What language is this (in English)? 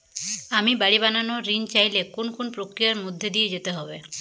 Bangla